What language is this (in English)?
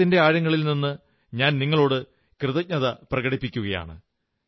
Malayalam